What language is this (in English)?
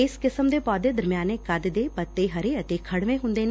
Punjabi